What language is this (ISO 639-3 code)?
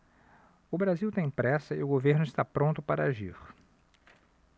por